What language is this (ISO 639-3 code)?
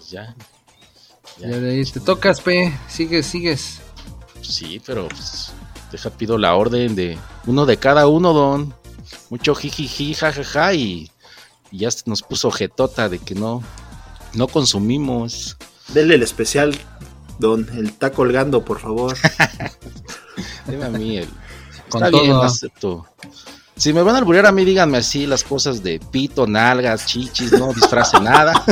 spa